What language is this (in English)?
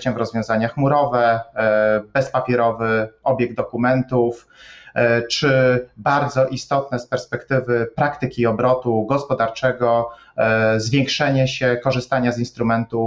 Polish